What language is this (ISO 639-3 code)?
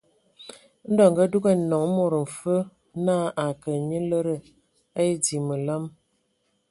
ewo